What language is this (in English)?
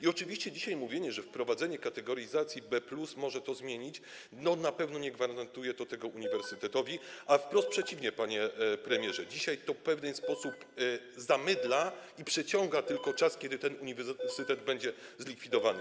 Polish